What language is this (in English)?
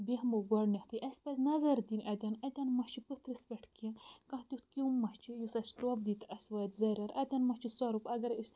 Kashmiri